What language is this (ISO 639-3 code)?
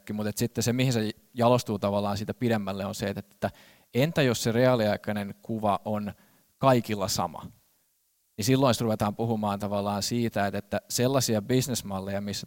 fin